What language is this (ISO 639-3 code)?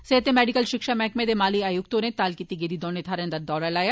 doi